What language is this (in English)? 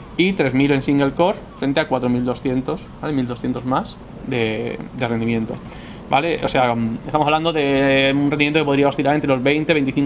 Spanish